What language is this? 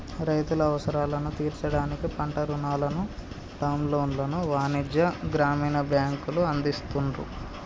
Telugu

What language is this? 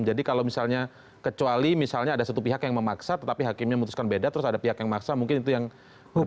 Indonesian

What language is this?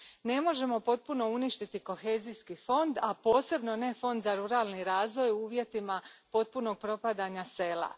Croatian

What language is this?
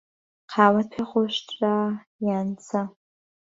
Central Kurdish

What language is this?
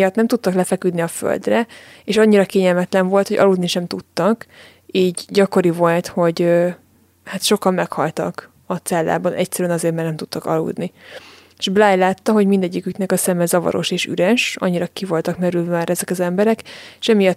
Hungarian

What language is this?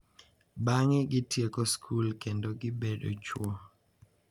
Luo (Kenya and Tanzania)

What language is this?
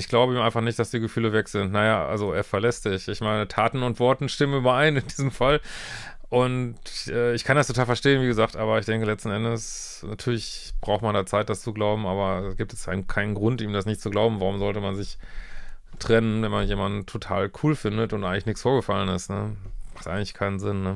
German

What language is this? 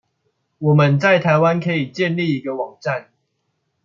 Chinese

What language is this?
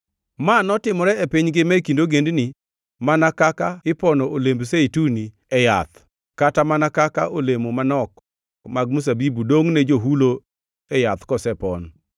Luo (Kenya and Tanzania)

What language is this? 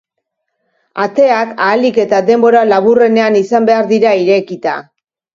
Basque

